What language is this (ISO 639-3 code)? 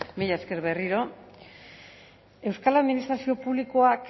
eus